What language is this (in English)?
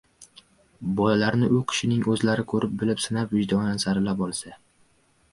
Uzbek